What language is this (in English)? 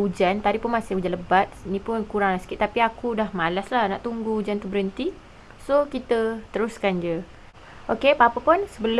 Malay